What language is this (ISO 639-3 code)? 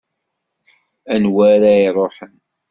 kab